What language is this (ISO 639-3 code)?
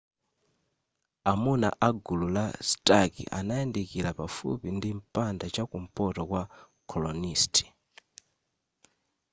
nya